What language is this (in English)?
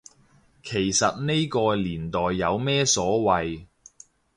Cantonese